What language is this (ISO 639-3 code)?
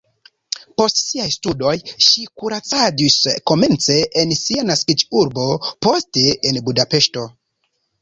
epo